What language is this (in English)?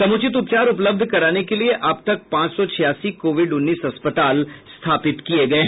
Hindi